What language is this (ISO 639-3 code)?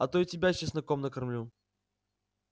rus